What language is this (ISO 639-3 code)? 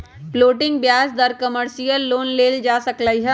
mag